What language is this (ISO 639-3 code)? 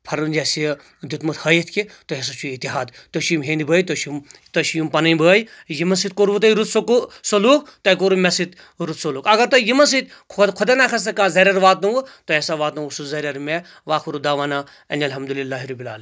kas